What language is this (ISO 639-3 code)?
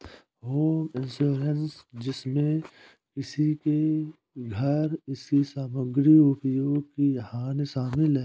hin